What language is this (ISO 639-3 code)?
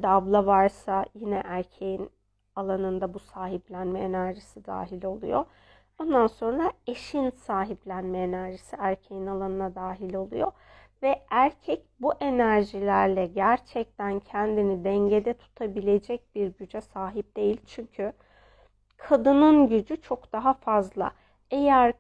tur